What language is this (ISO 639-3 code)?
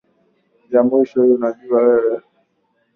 swa